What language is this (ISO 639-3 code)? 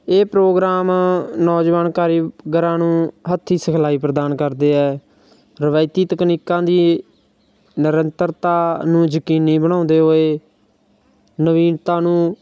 pan